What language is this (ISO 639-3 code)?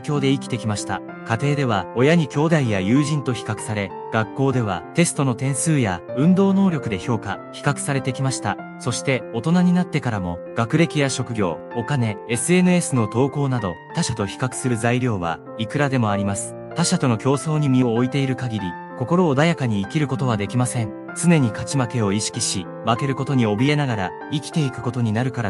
jpn